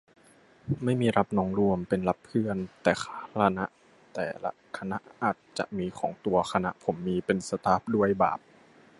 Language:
Thai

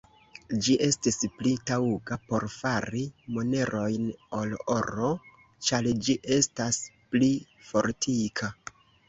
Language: Esperanto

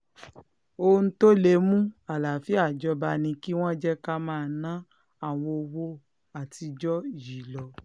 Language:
Yoruba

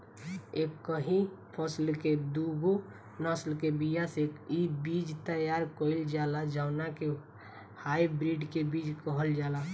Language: Bhojpuri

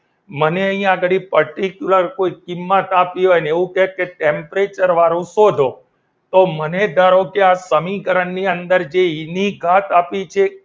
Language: Gujarati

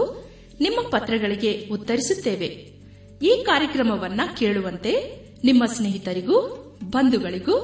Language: Kannada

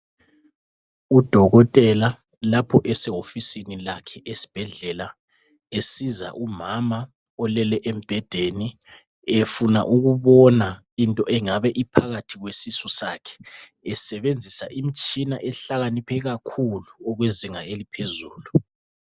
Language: North Ndebele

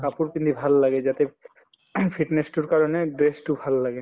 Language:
Assamese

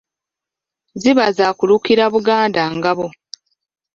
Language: Ganda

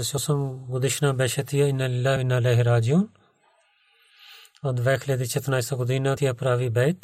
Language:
Bulgarian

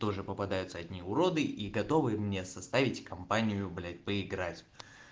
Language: Russian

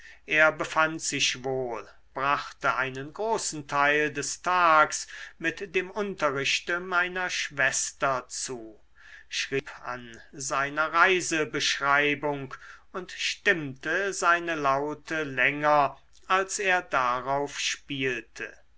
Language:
German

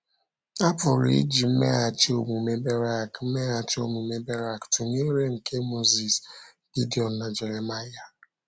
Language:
Igbo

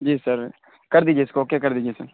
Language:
Urdu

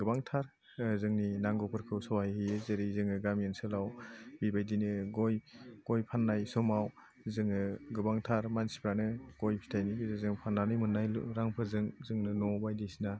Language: Bodo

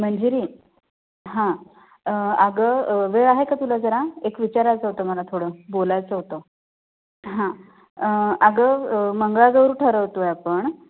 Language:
Marathi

